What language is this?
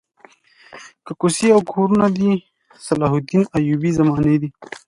Pashto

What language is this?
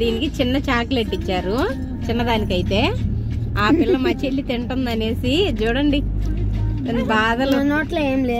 Telugu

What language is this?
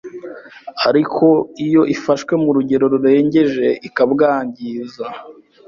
Kinyarwanda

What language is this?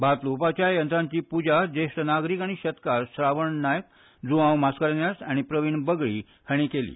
Konkani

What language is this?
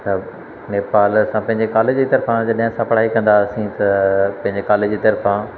Sindhi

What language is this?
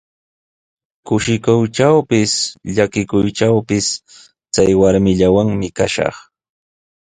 Sihuas Ancash Quechua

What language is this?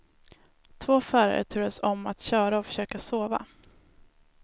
Swedish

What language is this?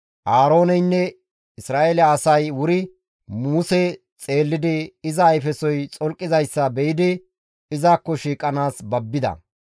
Gamo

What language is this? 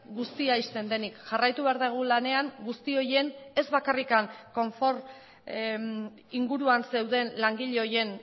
Basque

